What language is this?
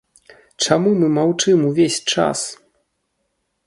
Belarusian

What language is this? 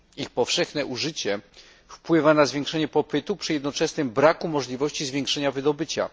Polish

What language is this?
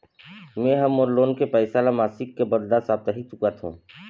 Chhattisgarhi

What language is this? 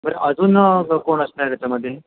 Marathi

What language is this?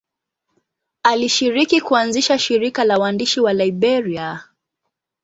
Swahili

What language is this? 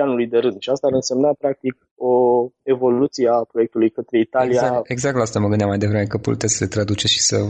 Romanian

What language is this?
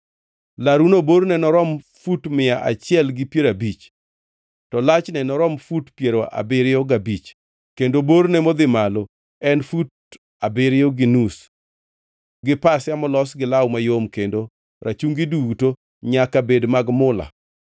Luo (Kenya and Tanzania)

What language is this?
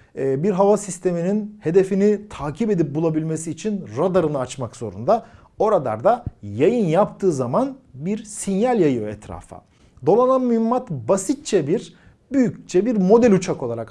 Turkish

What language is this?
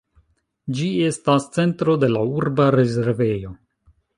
Esperanto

